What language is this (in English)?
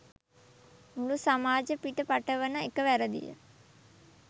Sinhala